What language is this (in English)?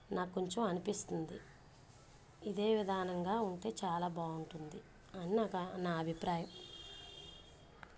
Telugu